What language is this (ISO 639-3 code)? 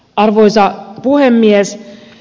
fin